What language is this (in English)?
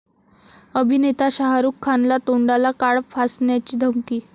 Marathi